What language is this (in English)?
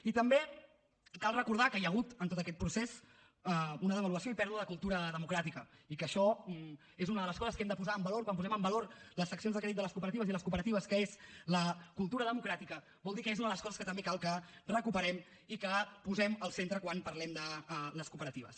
Catalan